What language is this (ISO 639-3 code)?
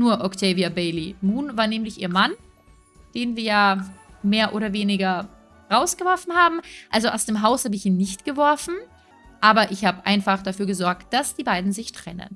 deu